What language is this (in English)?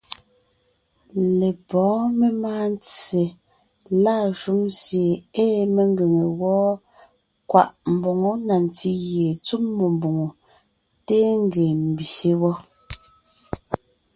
Ngiemboon